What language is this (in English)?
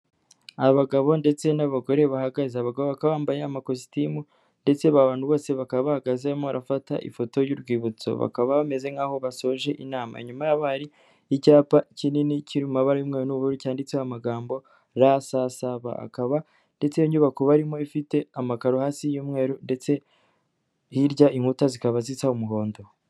Kinyarwanda